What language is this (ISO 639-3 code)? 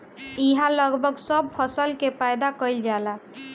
bho